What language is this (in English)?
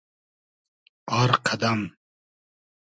Hazaragi